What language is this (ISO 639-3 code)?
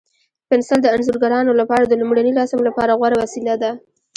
pus